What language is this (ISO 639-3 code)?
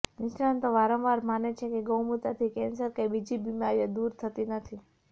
guj